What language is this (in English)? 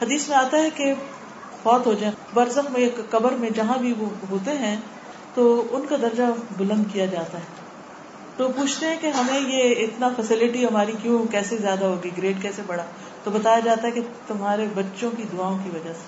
Urdu